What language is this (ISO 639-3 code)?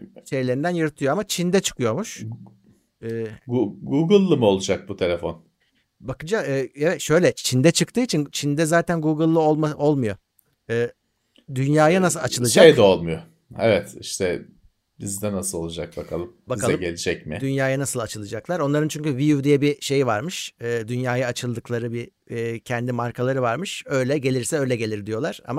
tur